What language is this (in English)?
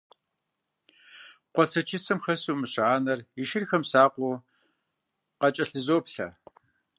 Kabardian